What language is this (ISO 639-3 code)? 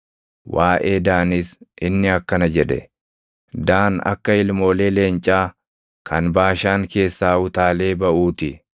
orm